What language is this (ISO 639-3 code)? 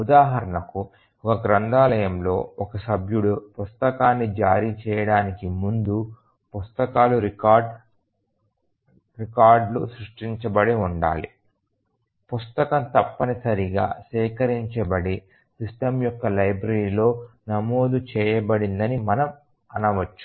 tel